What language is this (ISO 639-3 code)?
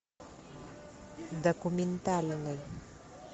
rus